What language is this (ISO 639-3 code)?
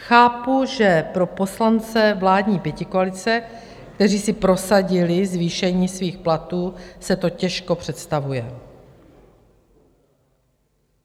ces